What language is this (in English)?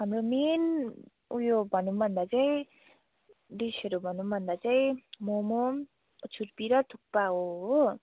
Nepali